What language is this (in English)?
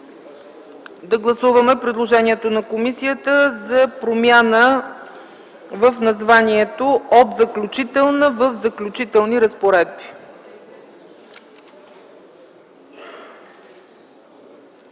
Bulgarian